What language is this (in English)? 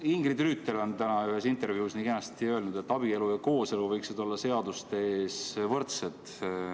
Estonian